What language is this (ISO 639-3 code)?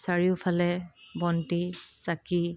asm